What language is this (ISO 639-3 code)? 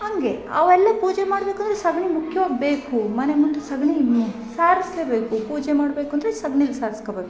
kan